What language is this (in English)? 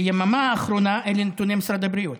Hebrew